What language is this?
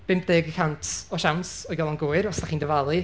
Welsh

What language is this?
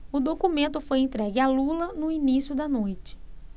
Portuguese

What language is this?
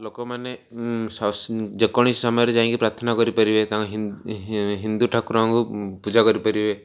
Odia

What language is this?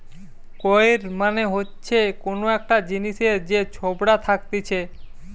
Bangla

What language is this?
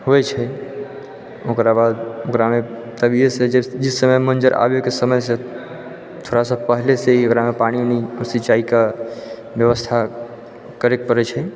Maithili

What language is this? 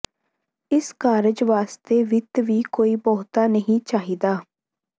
Punjabi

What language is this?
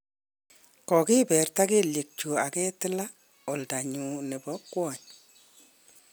Kalenjin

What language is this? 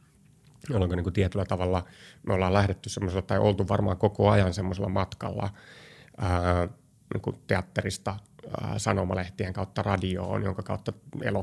Finnish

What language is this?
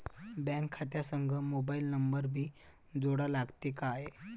Marathi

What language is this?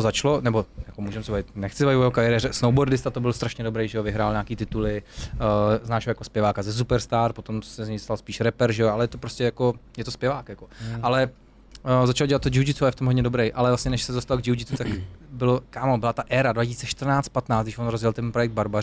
Czech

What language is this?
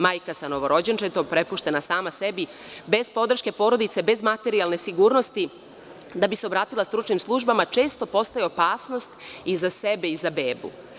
Serbian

